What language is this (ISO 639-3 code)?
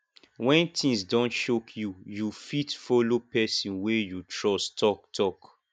pcm